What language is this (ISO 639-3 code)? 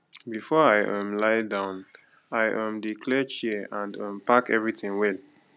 pcm